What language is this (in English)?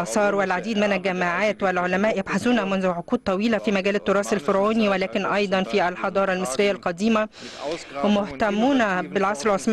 Arabic